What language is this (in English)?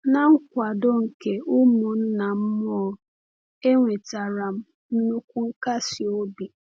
Igbo